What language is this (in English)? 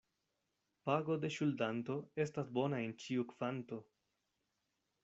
Esperanto